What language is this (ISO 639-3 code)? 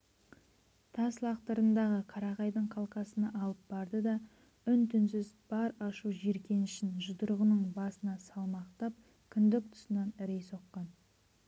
kaz